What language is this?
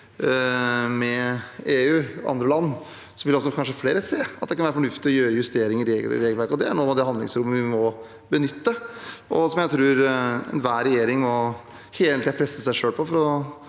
Norwegian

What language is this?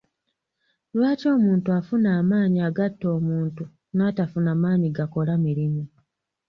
Ganda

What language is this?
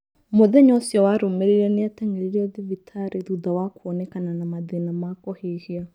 Kikuyu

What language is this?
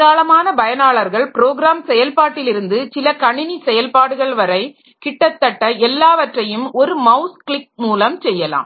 Tamil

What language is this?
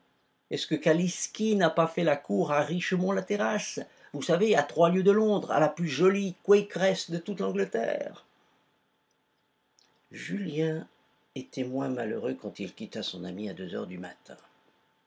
French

